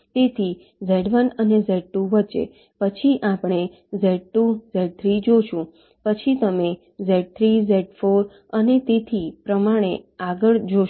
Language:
Gujarati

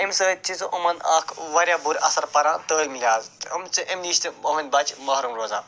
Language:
Kashmiri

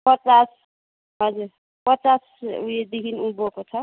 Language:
Nepali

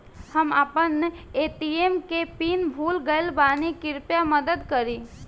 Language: Bhojpuri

